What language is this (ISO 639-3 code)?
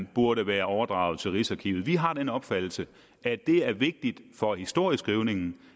dan